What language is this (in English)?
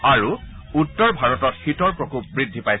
Assamese